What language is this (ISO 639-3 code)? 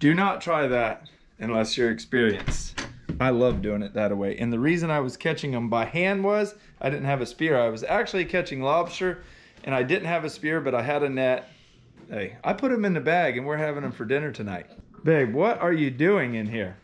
eng